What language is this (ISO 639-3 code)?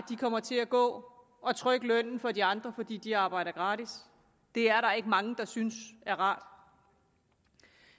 dan